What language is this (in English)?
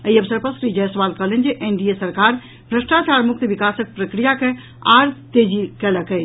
Maithili